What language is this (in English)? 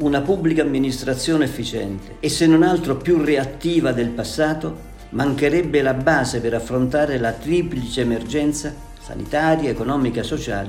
Italian